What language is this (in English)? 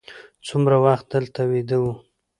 Pashto